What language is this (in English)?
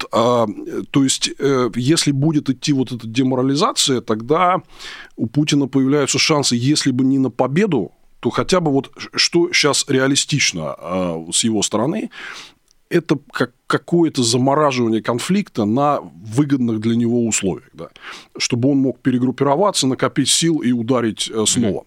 Russian